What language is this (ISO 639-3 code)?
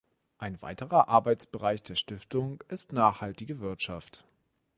deu